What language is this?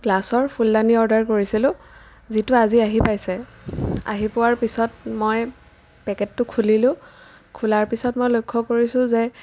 Assamese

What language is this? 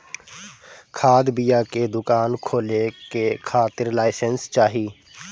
Bhojpuri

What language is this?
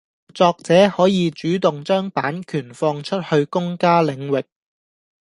Cantonese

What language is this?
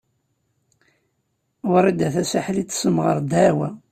Kabyle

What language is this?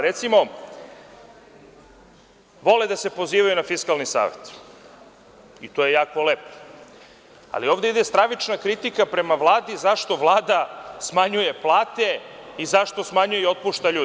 Serbian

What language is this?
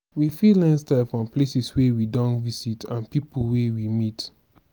Nigerian Pidgin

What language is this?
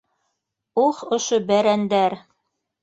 Bashkir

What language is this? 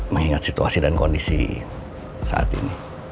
Indonesian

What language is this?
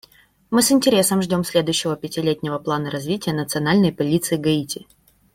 Russian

